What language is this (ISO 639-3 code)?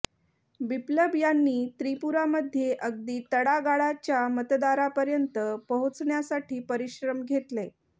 mar